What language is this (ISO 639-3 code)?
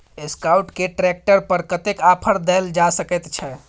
mai